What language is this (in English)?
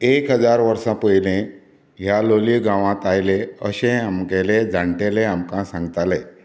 Konkani